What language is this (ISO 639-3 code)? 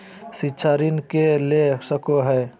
mag